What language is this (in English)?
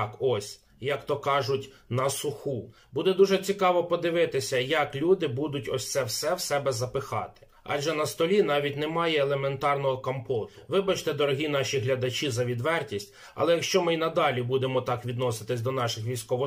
Ukrainian